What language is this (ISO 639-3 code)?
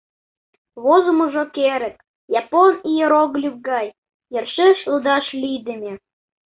chm